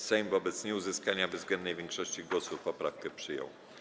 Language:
Polish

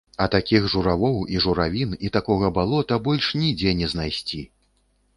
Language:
Belarusian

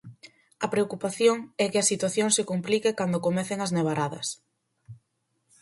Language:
Galician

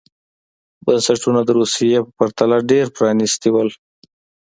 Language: Pashto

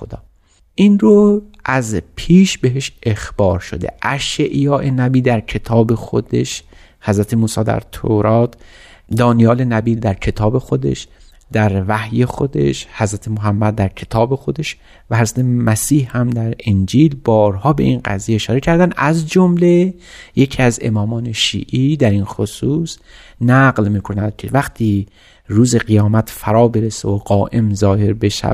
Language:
Persian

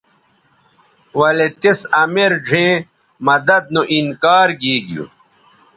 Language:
Bateri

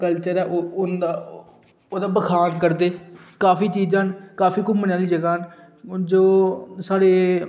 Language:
Dogri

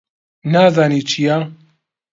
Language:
Central Kurdish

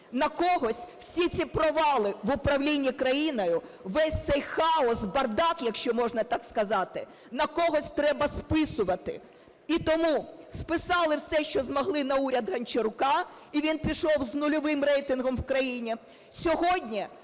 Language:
Ukrainian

